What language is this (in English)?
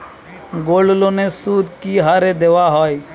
Bangla